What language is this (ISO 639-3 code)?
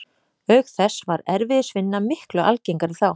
isl